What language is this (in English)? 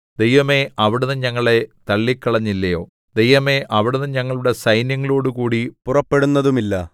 Malayalam